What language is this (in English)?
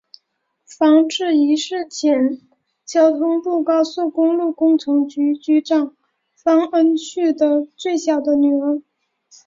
Chinese